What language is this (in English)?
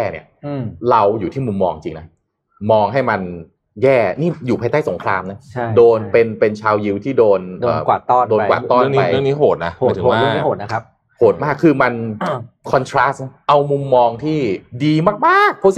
Thai